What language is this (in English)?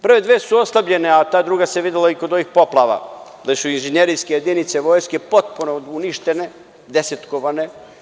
Serbian